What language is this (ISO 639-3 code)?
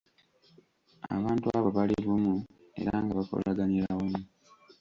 lug